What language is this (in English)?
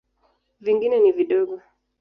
Swahili